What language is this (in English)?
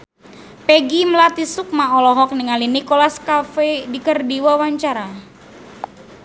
Sundanese